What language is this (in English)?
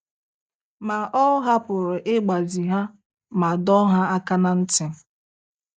Igbo